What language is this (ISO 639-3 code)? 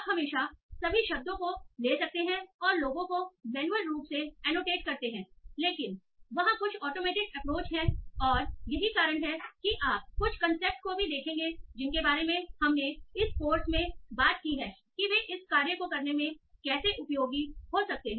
hin